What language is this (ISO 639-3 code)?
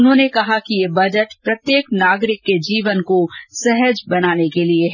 hin